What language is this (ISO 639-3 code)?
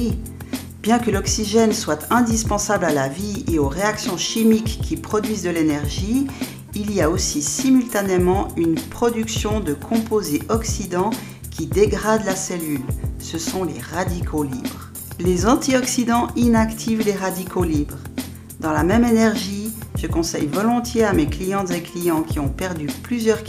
fra